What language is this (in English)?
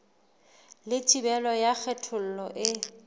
Southern Sotho